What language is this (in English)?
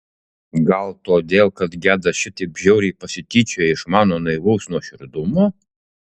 Lithuanian